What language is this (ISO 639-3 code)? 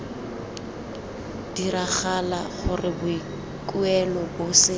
tsn